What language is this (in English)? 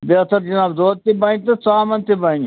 Kashmiri